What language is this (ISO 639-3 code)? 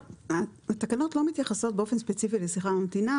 heb